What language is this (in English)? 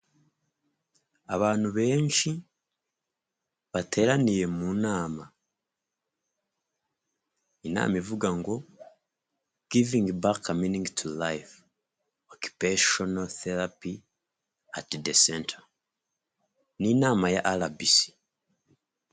Kinyarwanda